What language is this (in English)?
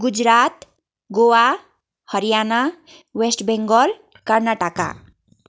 Nepali